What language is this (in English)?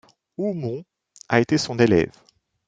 French